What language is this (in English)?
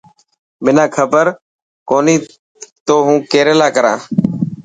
Dhatki